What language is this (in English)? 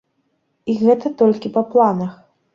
Belarusian